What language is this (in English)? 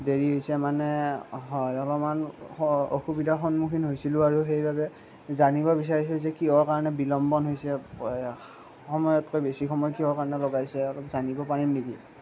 Assamese